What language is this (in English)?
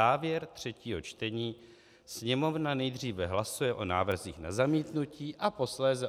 Czech